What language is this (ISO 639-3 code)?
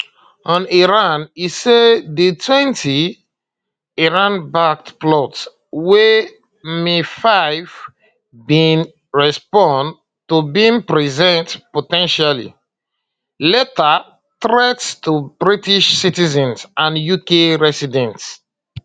pcm